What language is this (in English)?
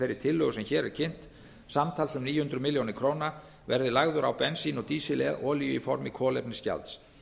Icelandic